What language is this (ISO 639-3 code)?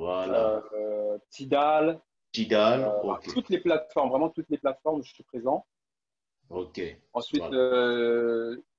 fra